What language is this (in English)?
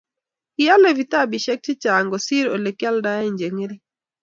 Kalenjin